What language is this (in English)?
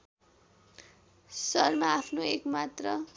Nepali